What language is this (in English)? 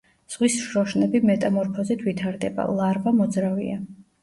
Georgian